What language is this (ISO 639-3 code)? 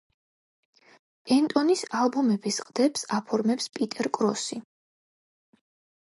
kat